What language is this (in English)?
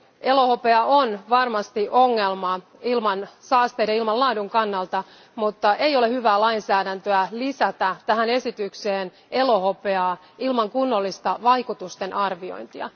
Finnish